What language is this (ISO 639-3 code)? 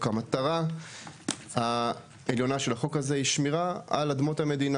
heb